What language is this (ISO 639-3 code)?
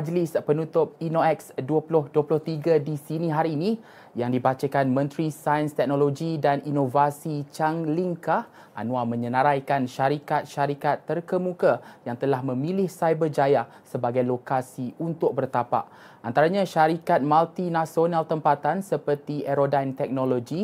msa